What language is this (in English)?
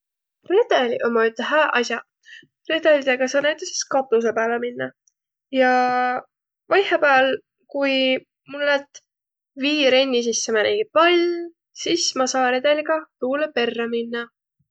Võro